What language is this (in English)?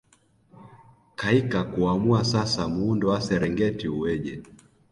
Swahili